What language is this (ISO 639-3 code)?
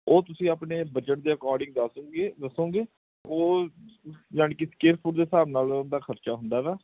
pan